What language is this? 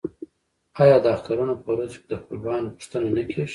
Pashto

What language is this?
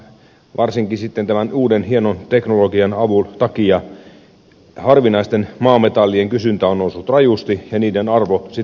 Finnish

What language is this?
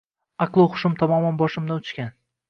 Uzbek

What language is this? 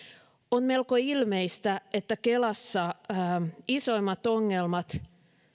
Finnish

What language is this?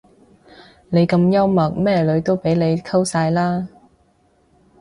Cantonese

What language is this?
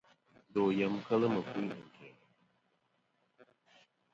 Kom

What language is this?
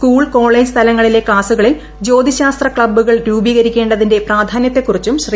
Malayalam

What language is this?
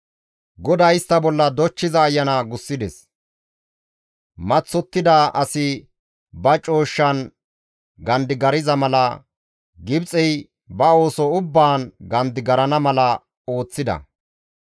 Gamo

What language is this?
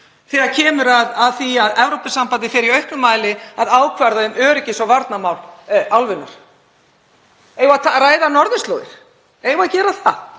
Icelandic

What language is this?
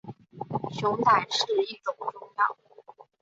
Chinese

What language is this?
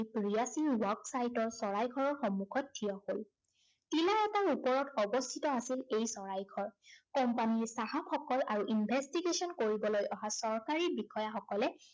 Assamese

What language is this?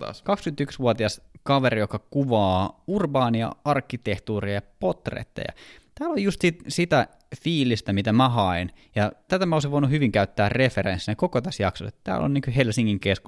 Finnish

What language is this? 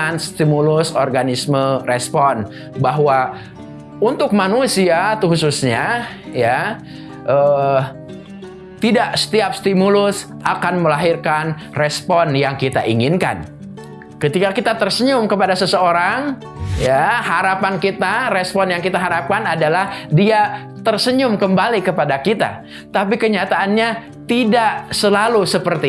Indonesian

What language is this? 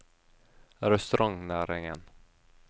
Norwegian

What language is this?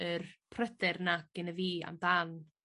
Welsh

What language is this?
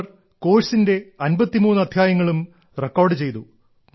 Malayalam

